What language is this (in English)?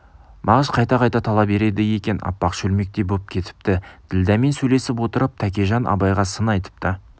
Kazakh